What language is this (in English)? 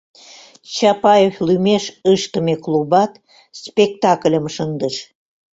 Mari